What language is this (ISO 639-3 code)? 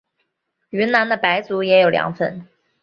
zho